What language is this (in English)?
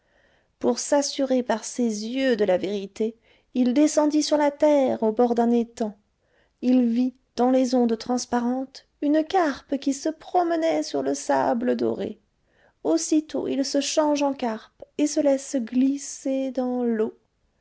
French